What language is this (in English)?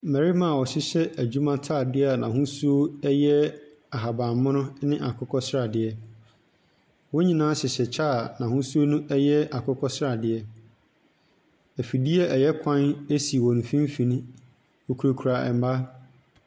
Akan